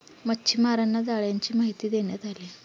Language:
Marathi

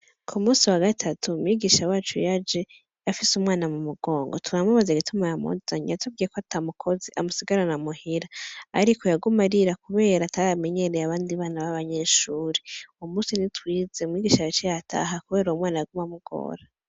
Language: Rundi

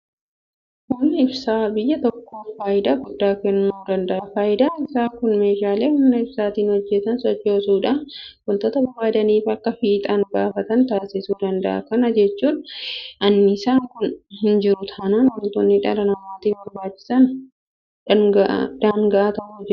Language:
Oromo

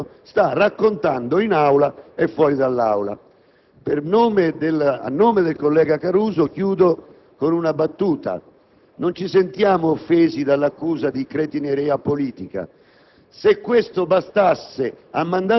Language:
Italian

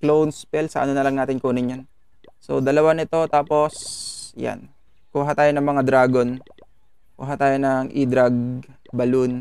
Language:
Filipino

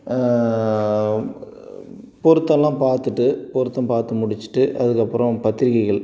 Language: Tamil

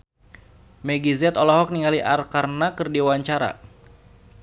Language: Sundanese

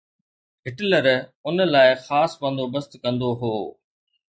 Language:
Sindhi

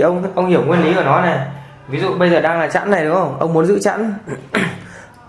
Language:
Vietnamese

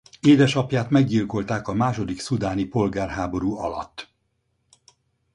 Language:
Hungarian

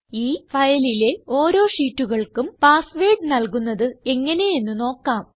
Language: Malayalam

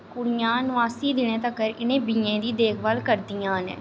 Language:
Dogri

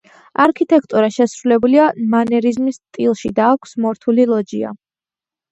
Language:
Georgian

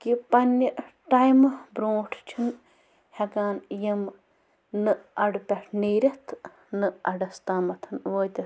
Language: Kashmiri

